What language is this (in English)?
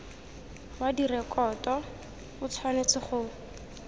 Tswana